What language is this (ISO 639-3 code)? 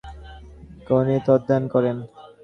ben